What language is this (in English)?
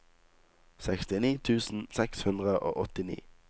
Norwegian